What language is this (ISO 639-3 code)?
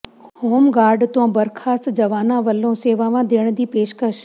pan